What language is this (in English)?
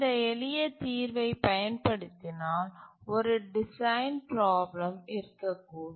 Tamil